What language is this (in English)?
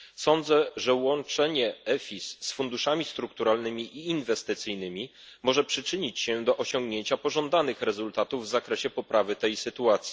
Polish